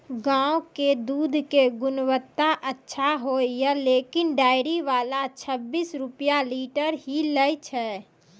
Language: Maithili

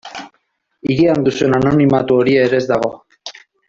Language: Basque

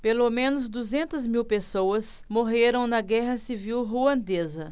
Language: Portuguese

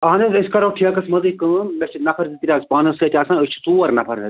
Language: Kashmiri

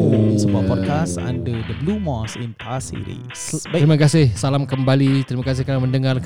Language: Malay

